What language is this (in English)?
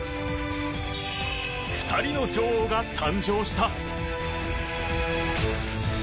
Japanese